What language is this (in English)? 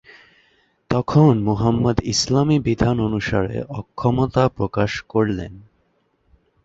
Bangla